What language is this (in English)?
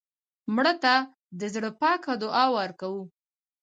Pashto